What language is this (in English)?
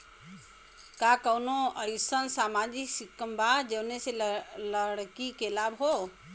Bhojpuri